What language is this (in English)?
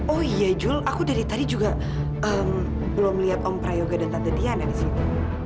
Indonesian